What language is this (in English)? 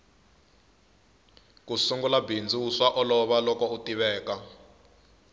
Tsonga